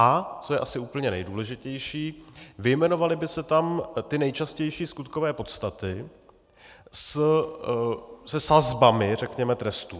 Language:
Czech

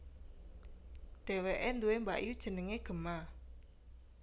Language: Javanese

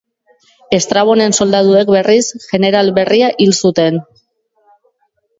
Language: Basque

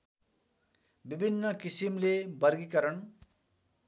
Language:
Nepali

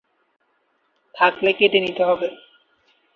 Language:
Bangla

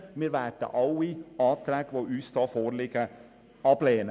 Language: Swiss German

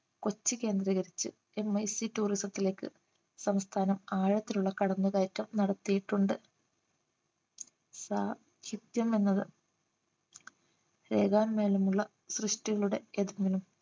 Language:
Malayalam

